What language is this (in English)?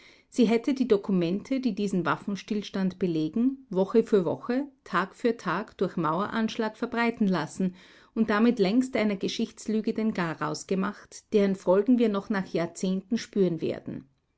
German